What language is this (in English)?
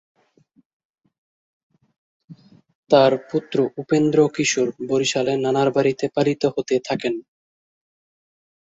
Bangla